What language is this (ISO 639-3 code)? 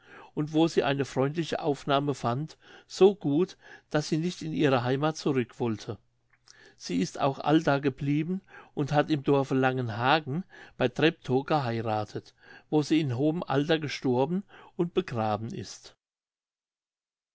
deu